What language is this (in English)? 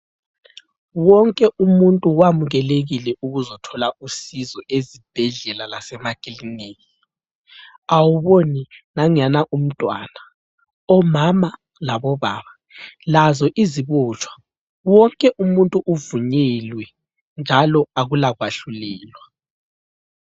North Ndebele